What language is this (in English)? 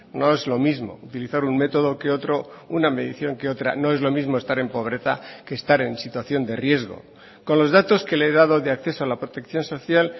Spanish